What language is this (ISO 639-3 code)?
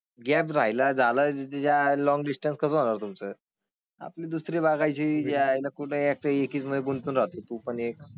mar